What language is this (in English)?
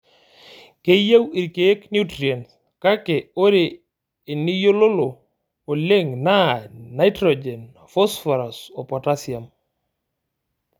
Masai